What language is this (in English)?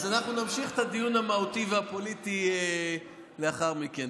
Hebrew